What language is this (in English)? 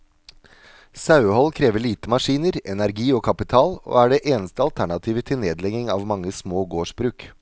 Norwegian